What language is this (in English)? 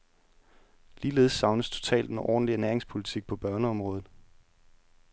Danish